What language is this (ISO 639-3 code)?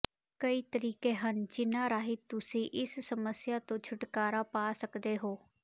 pan